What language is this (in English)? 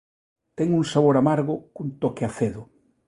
Galician